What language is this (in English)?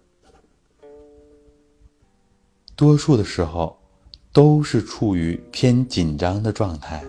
Chinese